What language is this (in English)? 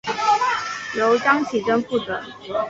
Chinese